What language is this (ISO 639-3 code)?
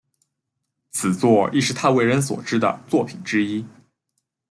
zho